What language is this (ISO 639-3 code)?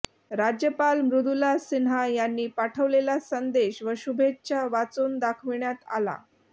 mar